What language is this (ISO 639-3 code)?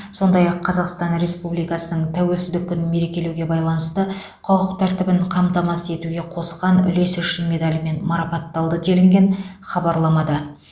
kaz